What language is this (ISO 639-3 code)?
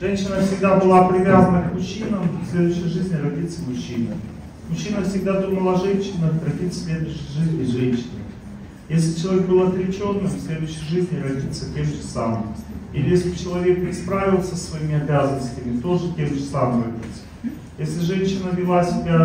rus